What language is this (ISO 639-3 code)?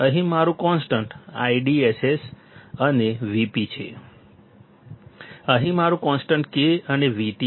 guj